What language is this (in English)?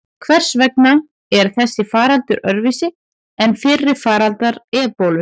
Icelandic